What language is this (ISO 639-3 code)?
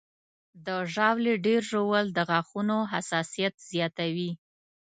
pus